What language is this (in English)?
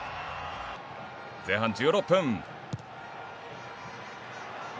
Japanese